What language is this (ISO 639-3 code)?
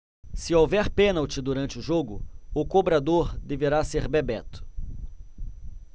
por